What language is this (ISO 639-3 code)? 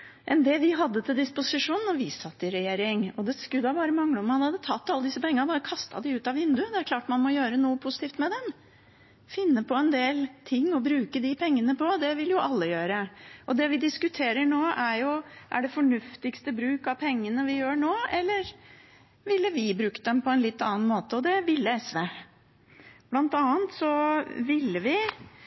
nob